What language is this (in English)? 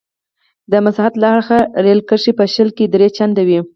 Pashto